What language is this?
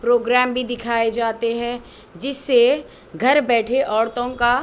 Urdu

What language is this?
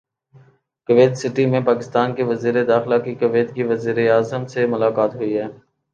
Urdu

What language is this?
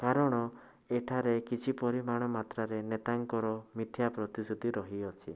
Odia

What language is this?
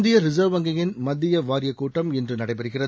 Tamil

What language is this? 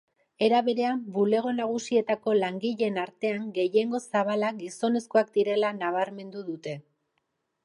Basque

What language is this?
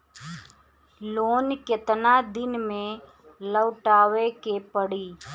Bhojpuri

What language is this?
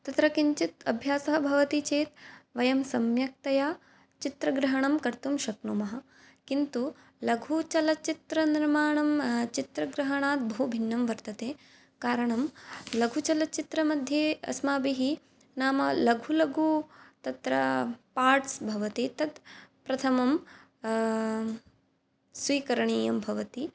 Sanskrit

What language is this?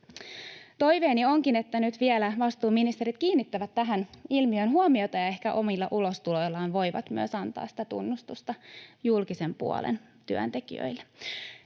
Finnish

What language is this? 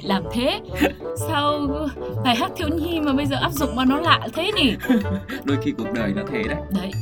Vietnamese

